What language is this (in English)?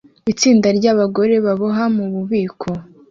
Kinyarwanda